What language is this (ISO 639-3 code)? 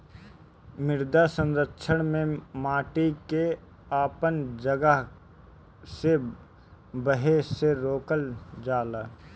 bho